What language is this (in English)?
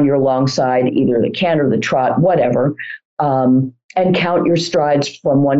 English